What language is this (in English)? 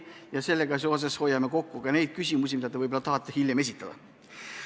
Estonian